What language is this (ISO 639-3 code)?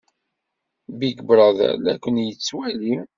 kab